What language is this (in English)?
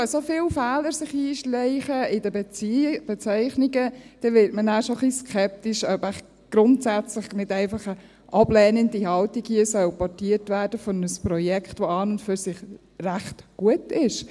Swiss German